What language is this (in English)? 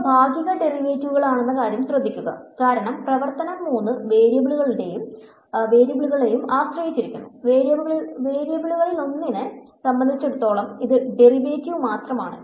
Malayalam